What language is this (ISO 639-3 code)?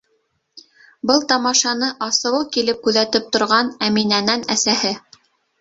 bak